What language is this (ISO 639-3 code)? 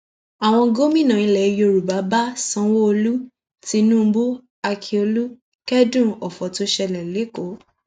yor